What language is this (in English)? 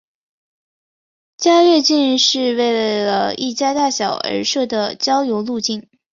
Chinese